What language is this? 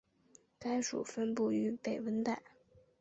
Chinese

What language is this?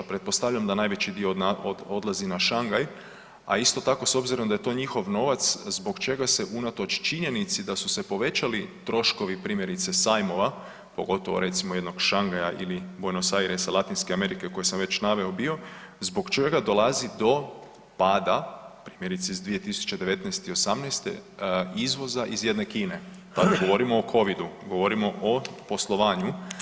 Croatian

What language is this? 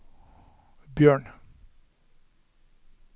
Norwegian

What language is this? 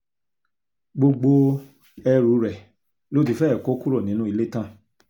Yoruba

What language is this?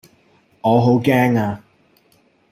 Cantonese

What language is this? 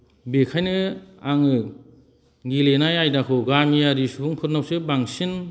Bodo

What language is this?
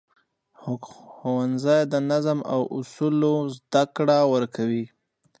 Pashto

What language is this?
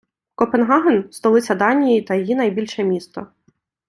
Ukrainian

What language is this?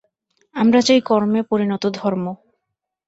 Bangla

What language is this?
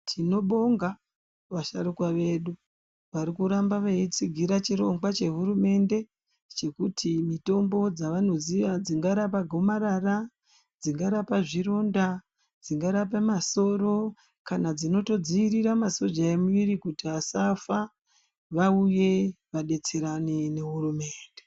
Ndau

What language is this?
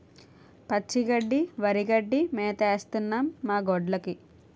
Telugu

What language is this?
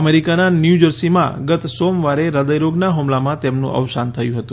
Gujarati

